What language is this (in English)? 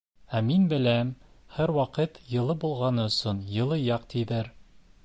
Bashkir